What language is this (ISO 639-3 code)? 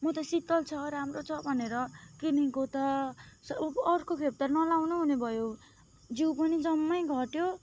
nep